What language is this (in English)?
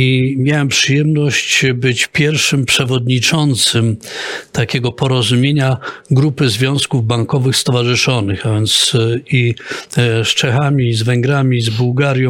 Polish